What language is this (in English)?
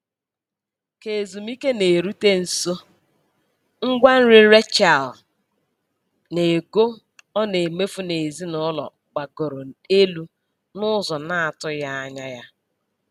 Igbo